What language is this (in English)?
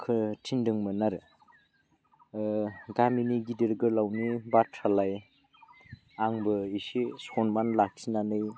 Bodo